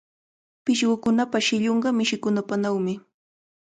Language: Cajatambo North Lima Quechua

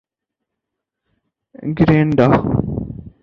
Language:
Urdu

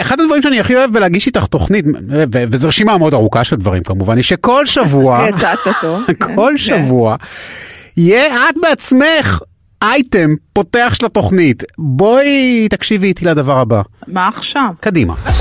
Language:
Hebrew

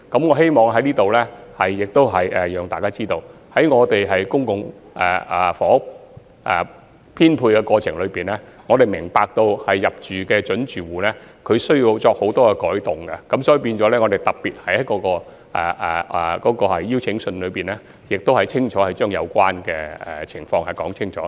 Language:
Cantonese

